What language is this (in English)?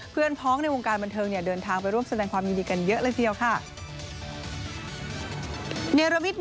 Thai